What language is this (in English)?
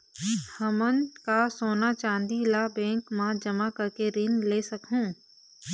Chhattisgarhi